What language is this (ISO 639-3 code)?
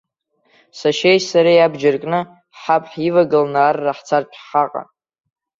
abk